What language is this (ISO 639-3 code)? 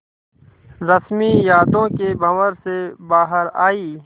hin